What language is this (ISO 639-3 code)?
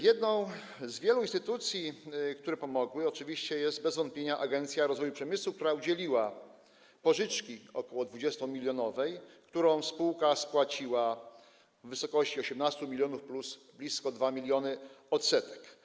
pol